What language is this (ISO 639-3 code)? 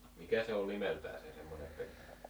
fin